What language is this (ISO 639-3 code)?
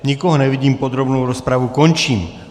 ces